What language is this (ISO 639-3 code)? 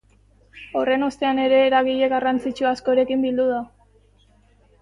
eus